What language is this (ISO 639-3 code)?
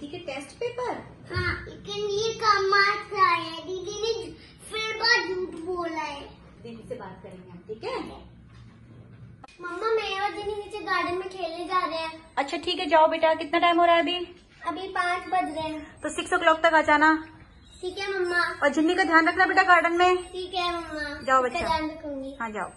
hin